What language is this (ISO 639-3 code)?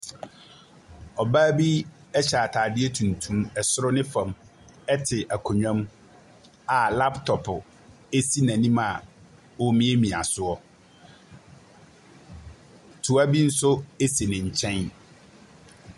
aka